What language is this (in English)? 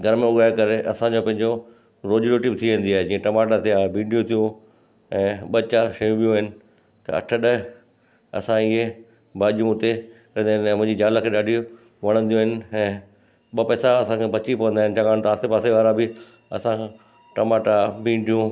Sindhi